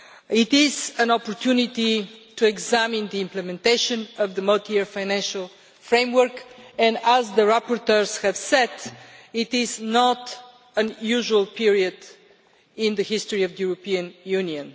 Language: English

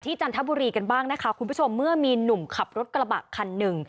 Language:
Thai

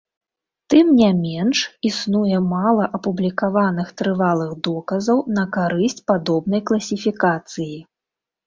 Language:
Belarusian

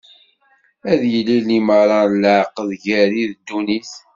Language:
Kabyle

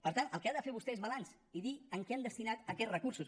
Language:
Catalan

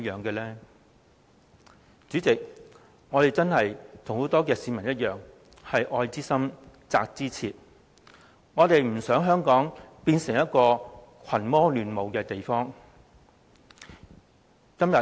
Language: Cantonese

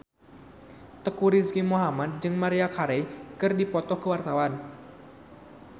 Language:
Sundanese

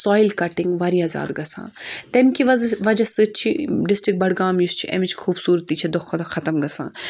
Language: Kashmiri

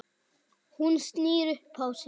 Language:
Icelandic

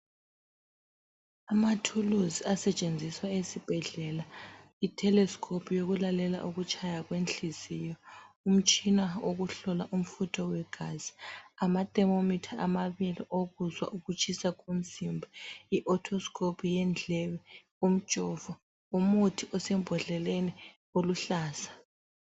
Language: North Ndebele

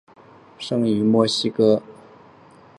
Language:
Chinese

